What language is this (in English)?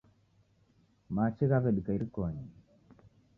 Taita